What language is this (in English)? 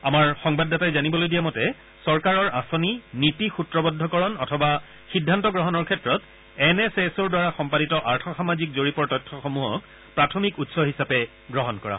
Assamese